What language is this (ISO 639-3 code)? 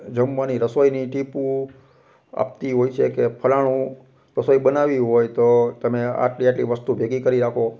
guj